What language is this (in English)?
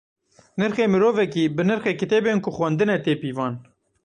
Kurdish